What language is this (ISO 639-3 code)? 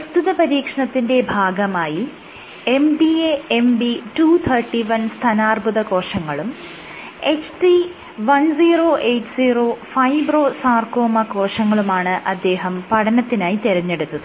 mal